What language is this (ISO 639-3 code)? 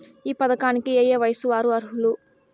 tel